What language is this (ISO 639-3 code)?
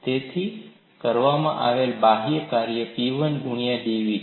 guj